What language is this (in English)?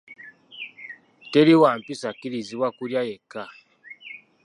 Ganda